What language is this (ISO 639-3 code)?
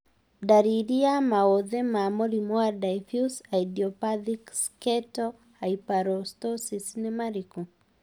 kik